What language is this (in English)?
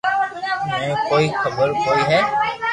Loarki